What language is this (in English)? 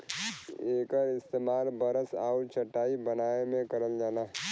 Bhojpuri